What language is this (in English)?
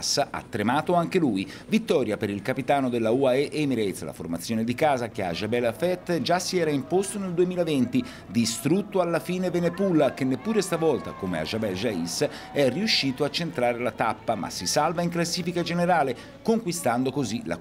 Italian